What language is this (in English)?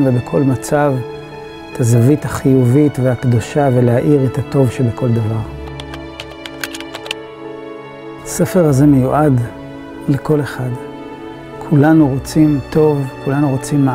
Hebrew